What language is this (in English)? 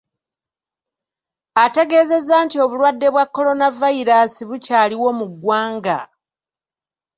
Ganda